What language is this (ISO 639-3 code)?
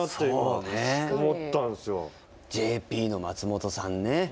jpn